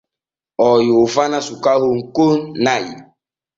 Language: Borgu Fulfulde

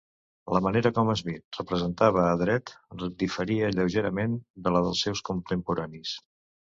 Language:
Catalan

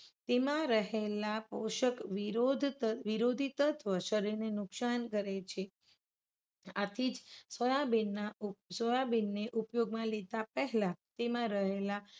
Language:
Gujarati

